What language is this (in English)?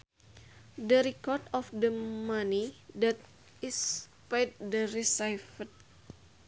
Sundanese